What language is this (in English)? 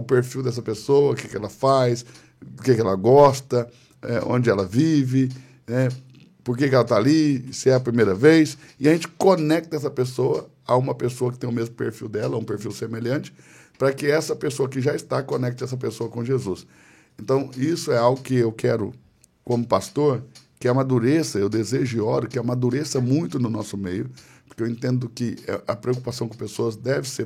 Portuguese